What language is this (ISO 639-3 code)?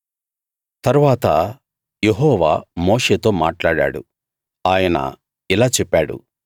tel